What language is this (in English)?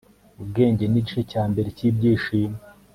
Kinyarwanda